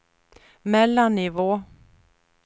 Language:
Swedish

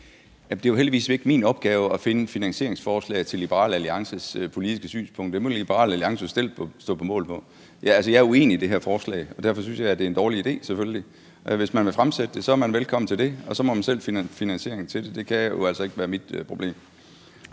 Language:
Danish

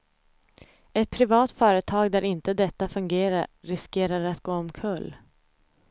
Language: Swedish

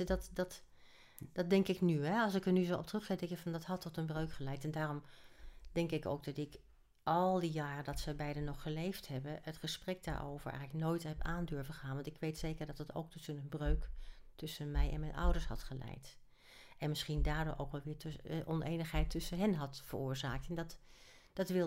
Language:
Dutch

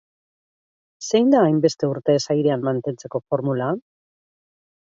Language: Basque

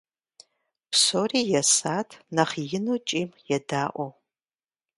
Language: Kabardian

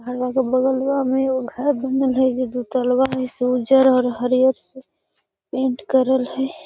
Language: Magahi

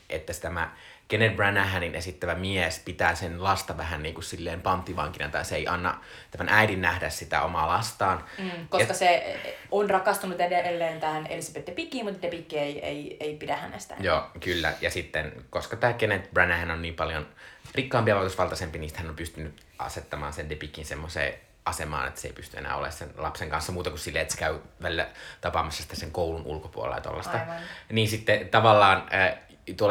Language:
Finnish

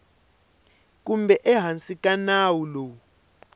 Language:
Tsonga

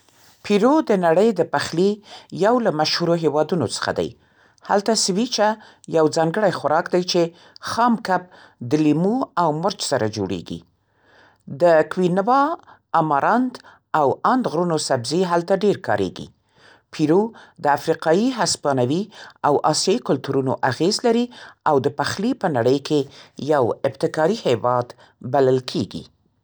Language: Central Pashto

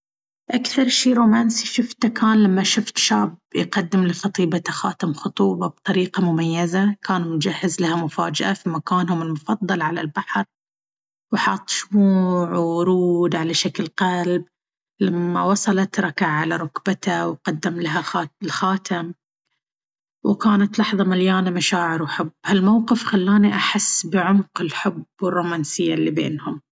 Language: Baharna Arabic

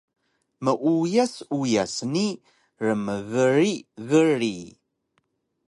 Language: Taroko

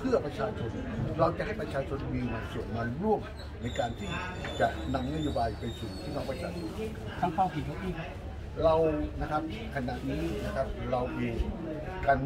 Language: Thai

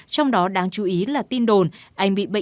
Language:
Vietnamese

